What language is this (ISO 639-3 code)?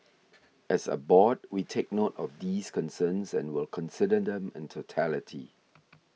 eng